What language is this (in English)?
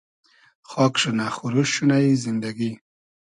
Hazaragi